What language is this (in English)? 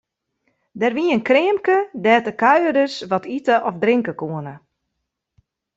Western Frisian